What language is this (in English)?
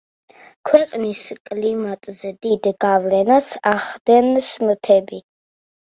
Georgian